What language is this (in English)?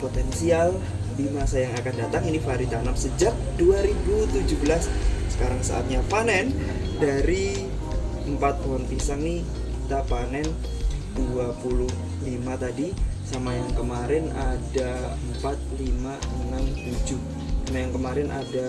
Indonesian